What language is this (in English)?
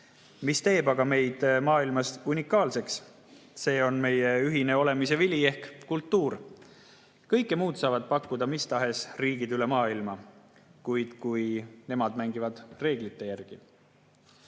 Estonian